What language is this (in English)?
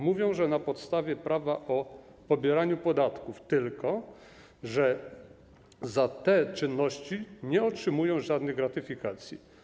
Polish